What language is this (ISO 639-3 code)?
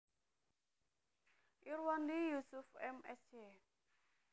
jav